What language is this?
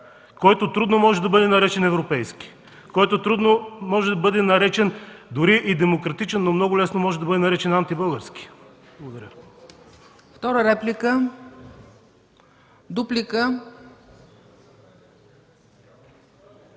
Bulgarian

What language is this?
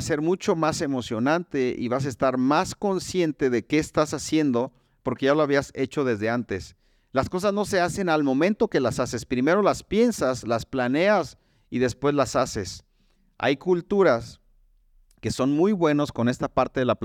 Spanish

